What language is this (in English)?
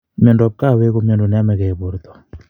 Kalenjin